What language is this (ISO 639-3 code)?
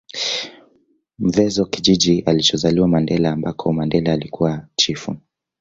swa